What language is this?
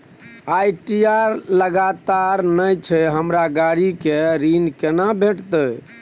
Maithili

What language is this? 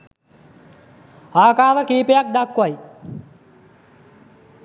Sinhala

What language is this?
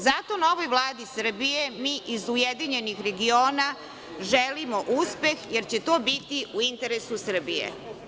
Serbian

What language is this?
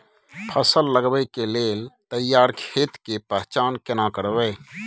Maithili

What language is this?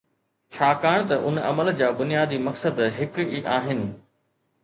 Sindhi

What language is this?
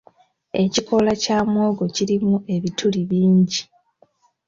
Ganda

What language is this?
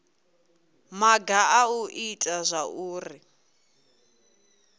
Venda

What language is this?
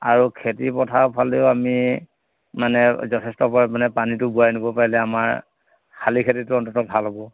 Assamese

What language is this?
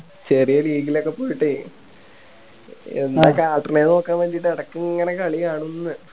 Malayalam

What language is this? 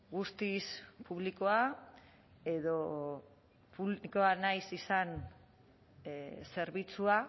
Basque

